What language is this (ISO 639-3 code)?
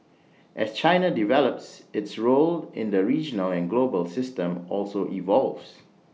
eng